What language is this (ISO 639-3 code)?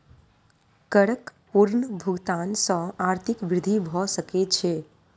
mai